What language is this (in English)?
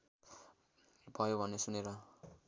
Nepali